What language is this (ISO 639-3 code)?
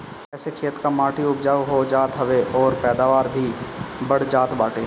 bho